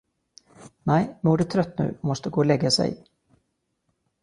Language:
Swedish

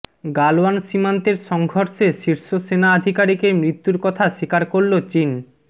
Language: Bangla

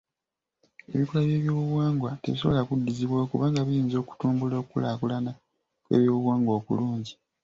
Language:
Ganda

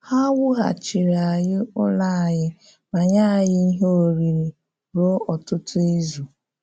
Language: Igbo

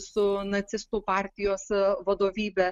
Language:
Lithuanian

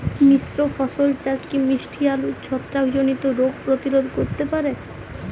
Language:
Bangla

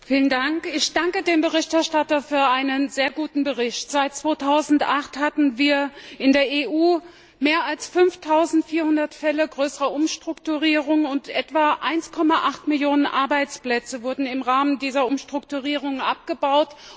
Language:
German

